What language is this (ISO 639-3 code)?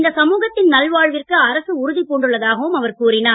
tam